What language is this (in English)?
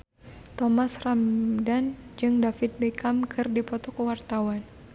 Sundanese